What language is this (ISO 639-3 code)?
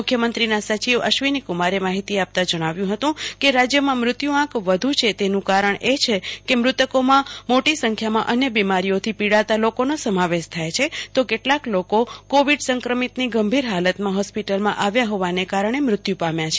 guj